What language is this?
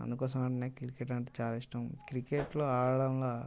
Telugu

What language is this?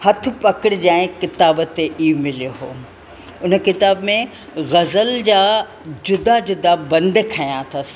Sindhi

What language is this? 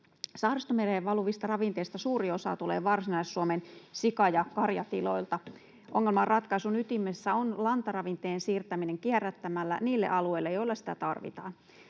Finnish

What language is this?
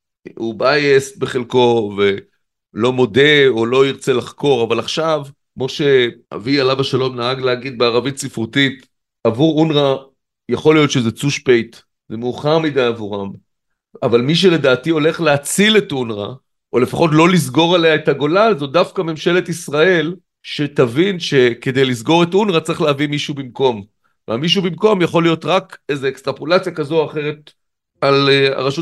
Hebrew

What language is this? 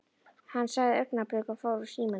Icelandic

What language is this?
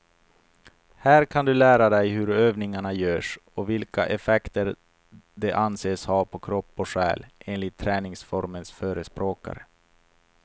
Swedish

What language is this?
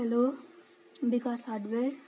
Nepali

